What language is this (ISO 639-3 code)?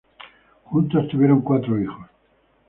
spa